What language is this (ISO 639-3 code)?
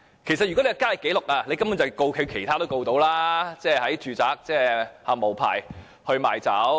yue